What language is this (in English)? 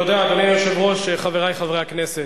Hebrew